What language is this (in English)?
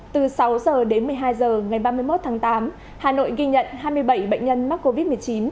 Vietnamese